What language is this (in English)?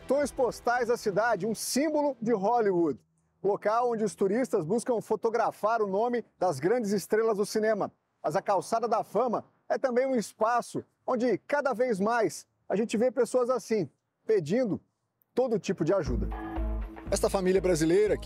Portuguese